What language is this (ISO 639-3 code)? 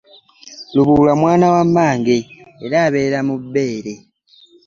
lug